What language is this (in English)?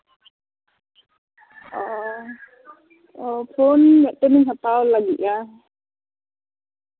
Santali